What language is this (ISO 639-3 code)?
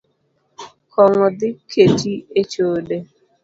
luo